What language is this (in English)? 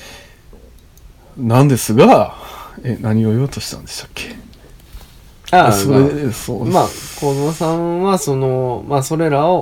Japanese